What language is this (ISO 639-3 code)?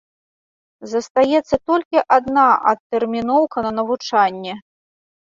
bel